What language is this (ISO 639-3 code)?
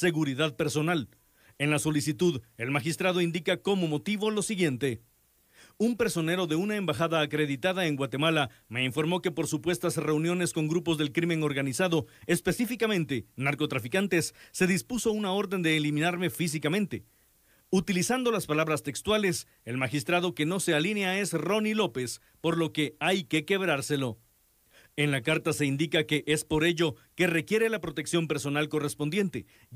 spa